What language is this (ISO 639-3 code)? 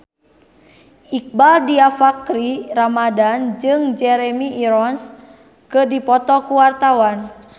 sun